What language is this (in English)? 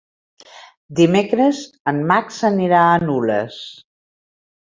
Catalan